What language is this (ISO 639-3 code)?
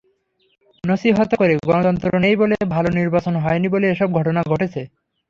ben